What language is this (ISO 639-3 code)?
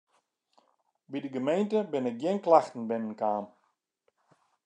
fry